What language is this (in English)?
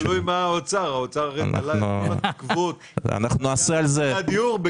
Hebrew